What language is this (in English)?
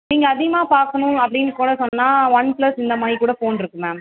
Tamil